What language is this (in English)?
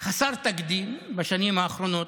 Hebrew